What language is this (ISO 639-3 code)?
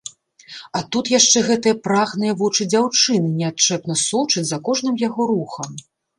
bel